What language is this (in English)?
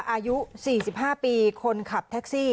Thai